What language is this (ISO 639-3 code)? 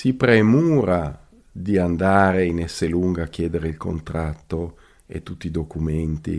ita